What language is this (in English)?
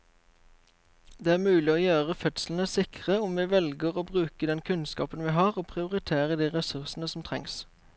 Norwegian